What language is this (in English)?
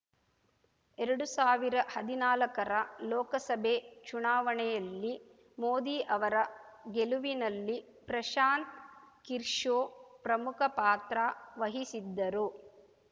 Kannada